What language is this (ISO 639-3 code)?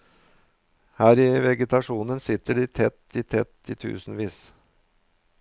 nor